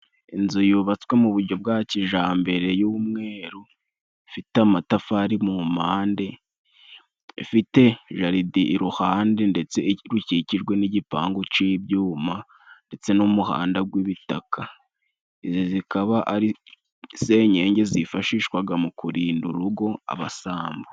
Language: Kinyarwanda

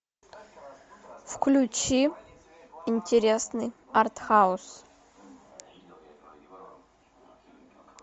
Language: Russian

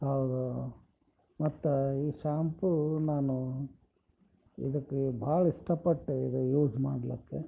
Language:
Kannada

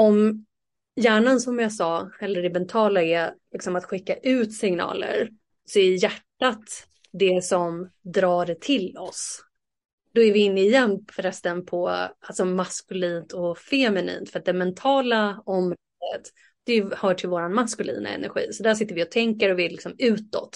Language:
Swedish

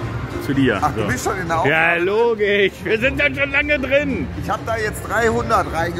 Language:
German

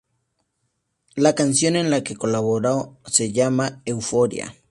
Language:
Spanish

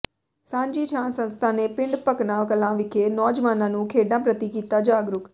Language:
Punjabi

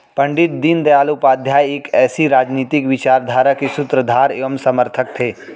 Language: Hindi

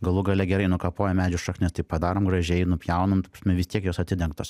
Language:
Lithuanian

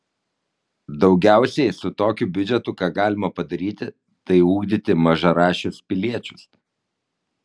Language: Lithuanian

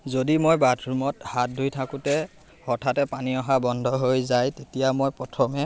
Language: Assamese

